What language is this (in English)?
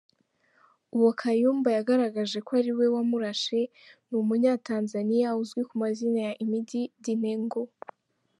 Kinyarwanda